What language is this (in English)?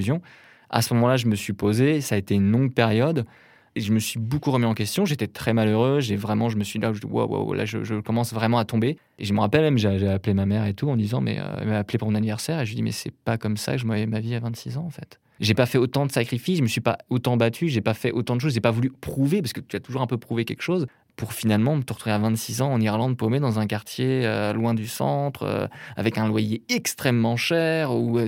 French